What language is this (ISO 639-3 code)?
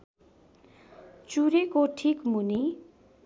nep